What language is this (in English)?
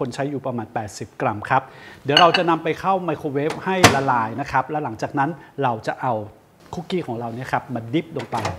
Thai